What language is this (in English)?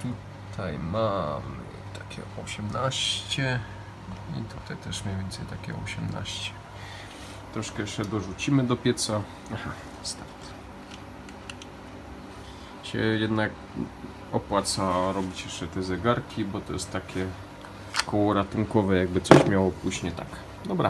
Polish